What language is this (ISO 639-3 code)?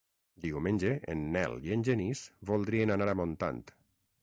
cat